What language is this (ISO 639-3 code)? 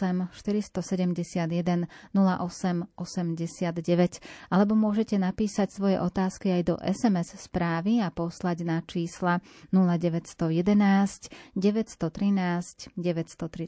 slk